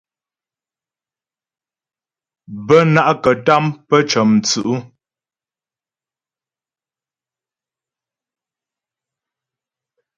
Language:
Ghomala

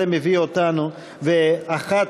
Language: Hebrew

